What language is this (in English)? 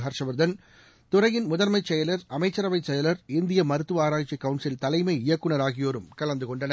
Tamil